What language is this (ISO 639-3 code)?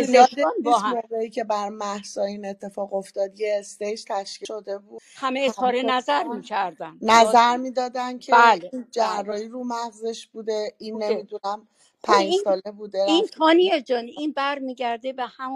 fas